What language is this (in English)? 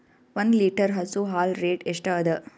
Kannada